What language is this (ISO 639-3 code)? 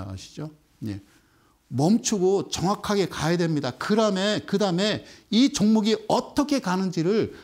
kor